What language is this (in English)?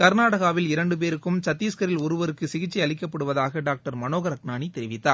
Tamil